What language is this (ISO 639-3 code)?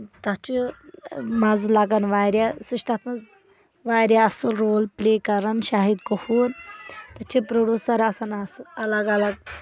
kas